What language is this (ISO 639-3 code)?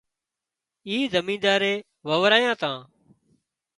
kxp